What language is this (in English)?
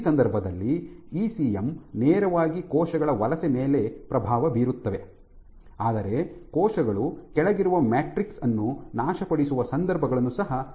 Kannada